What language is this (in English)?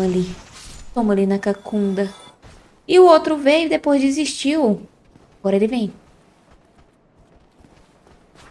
Portuguese